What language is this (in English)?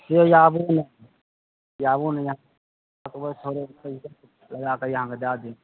Maithili